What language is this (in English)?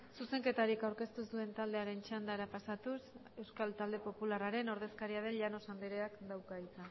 Basque